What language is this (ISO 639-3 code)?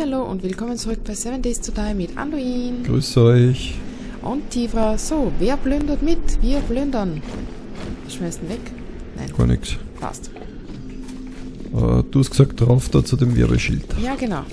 deu